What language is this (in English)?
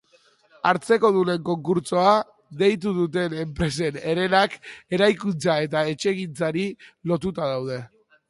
Basque